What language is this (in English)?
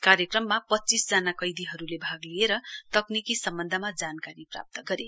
Nepali